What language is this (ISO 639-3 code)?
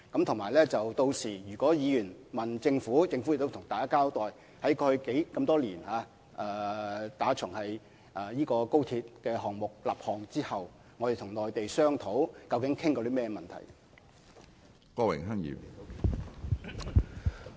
yue